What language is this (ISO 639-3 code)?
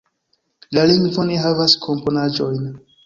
epo